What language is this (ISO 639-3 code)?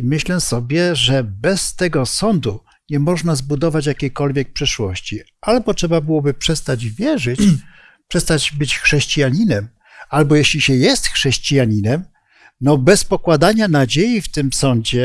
pol